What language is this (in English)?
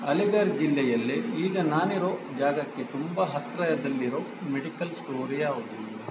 Kannada